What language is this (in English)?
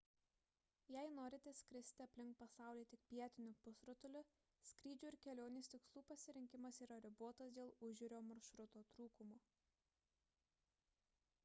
Lithuanian